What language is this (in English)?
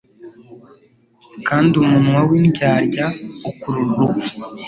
Kinyarwanda